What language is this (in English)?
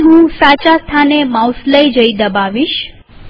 Gujarati